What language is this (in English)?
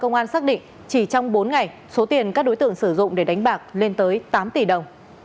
Vietnamese